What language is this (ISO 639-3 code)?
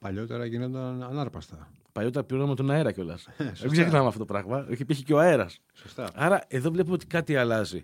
ell